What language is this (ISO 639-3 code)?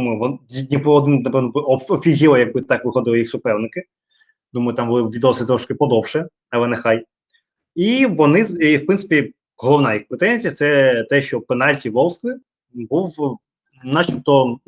ukr